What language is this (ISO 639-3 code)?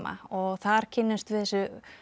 isl